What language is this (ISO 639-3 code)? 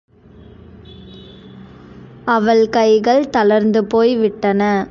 tam